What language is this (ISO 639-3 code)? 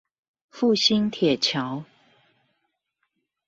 zho